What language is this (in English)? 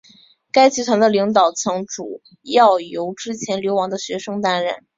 Chinese